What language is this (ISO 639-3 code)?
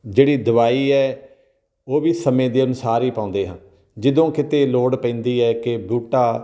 pan